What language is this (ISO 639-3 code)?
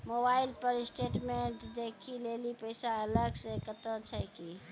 mai